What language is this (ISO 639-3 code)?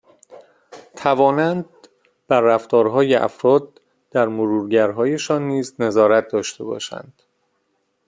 fas